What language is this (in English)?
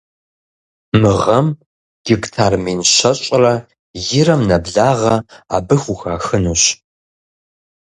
Kabardian